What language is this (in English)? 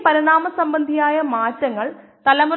Malayalam